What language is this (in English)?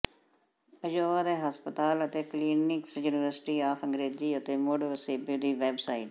Punjabi